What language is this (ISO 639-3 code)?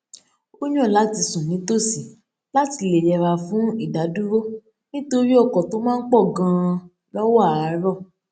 yor